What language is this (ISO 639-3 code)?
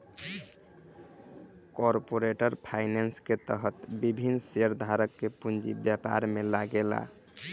bho